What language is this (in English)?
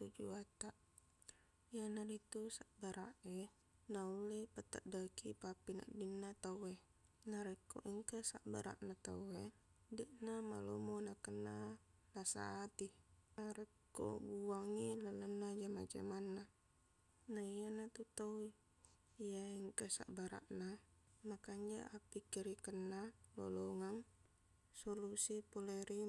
Buginese